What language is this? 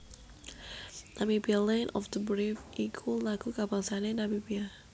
Javanese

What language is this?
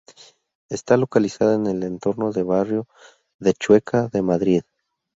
Spanish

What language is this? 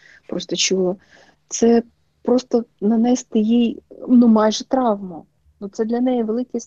Ukrainian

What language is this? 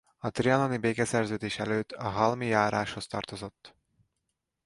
Hungarian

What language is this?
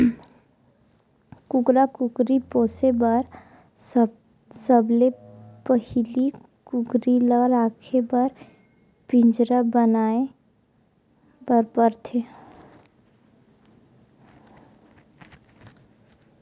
Chhattisgarhi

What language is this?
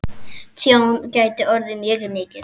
Icelandic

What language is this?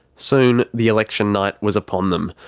English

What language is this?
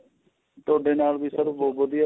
Punjabi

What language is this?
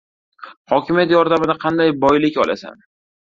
Uzbek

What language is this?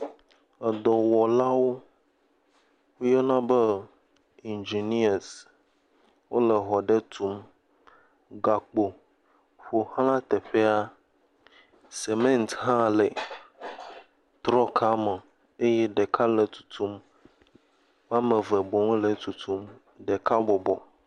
Ewe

